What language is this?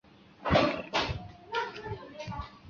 Chinese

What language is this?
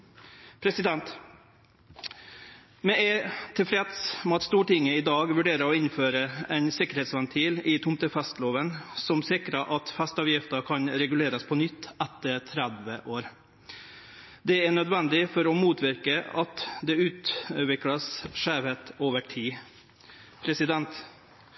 Norwegian Nynorsk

